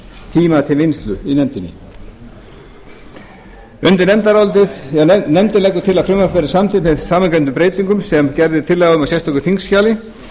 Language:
Icelandic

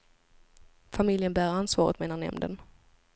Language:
Swedish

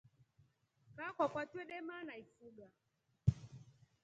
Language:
Rombo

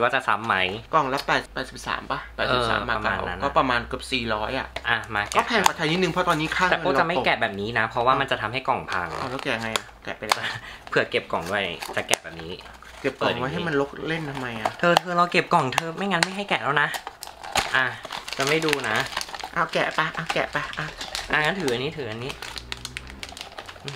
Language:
Thai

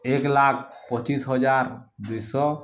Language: Odia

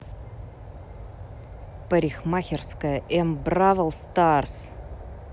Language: Russian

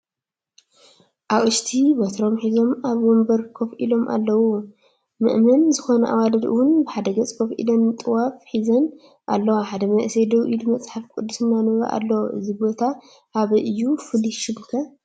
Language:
Tigrinya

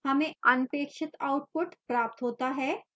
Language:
Hindi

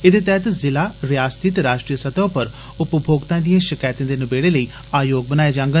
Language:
Dogri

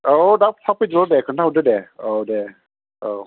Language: Bodo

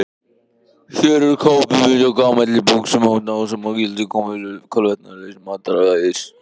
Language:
Icelandic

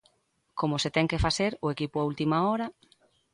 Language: Galician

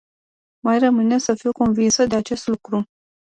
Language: Romanian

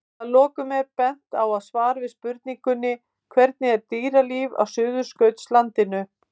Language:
Icelandic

